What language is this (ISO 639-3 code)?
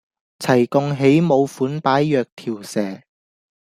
yue